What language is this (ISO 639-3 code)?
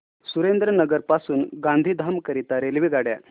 mar